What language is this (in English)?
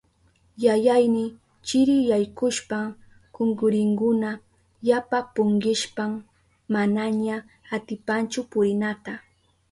Southern Pastaza Quechua